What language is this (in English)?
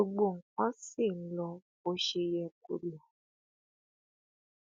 Yoruba